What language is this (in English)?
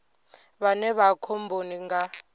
Venda